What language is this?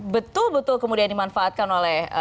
Indonesian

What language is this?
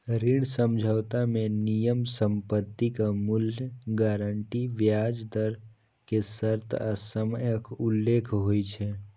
Maithili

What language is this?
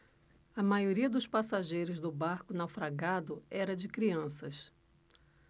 Portuguese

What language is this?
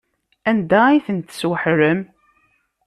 Kabyle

